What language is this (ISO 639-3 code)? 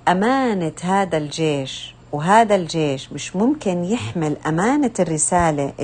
ara